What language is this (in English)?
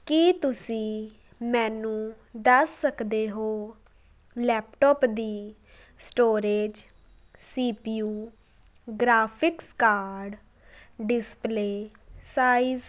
Punjabi